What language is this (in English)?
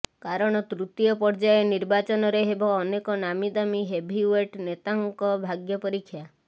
Odia